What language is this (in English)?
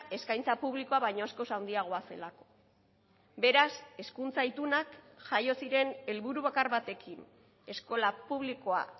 Basque